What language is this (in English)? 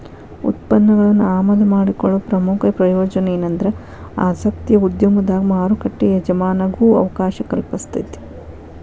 Kannada